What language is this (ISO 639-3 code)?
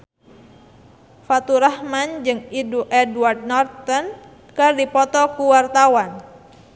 sun